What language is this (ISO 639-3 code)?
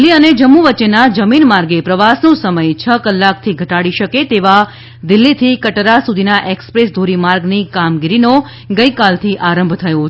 guj